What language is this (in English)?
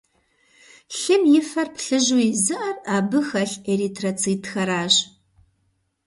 Kabardian